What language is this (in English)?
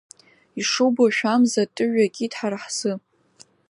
Abkhazian